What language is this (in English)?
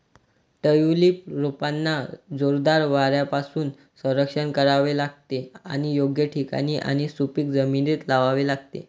Marathi